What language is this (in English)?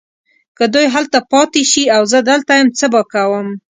Pashto